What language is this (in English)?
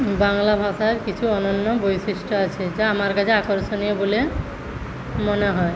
Bangla